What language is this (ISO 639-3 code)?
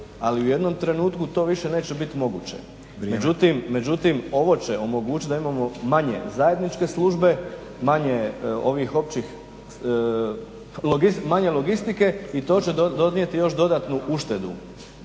hrv